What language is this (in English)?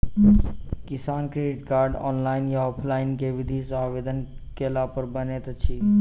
Maithili